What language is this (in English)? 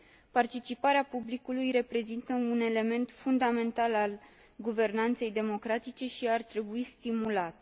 Romanian